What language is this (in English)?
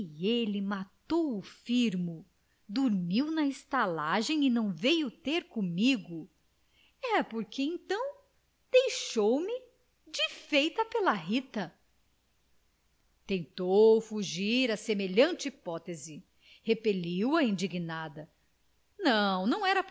Portuguese